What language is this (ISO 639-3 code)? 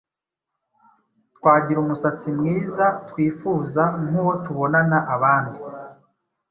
kin